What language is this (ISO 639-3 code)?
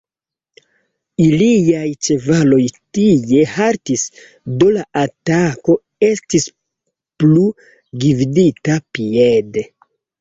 epo